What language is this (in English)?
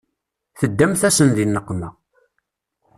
Kabyle